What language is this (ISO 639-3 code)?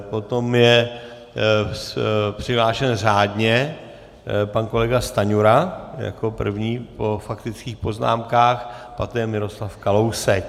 ces